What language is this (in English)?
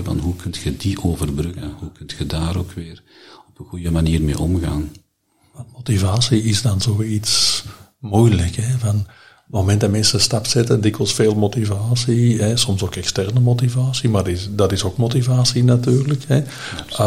Dutch